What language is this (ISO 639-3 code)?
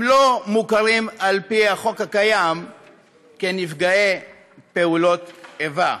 heb